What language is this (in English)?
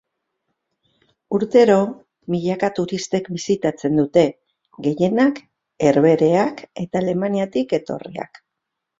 Basque